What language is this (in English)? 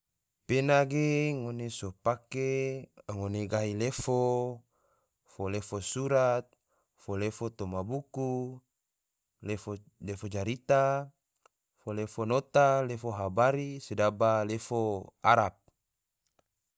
Tidore